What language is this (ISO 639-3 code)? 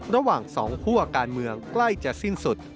tha